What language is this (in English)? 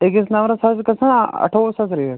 Kashmiri